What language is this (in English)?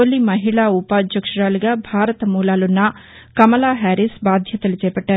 Telugu